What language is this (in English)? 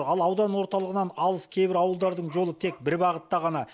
Kazakh